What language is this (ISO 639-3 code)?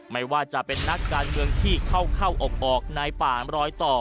tha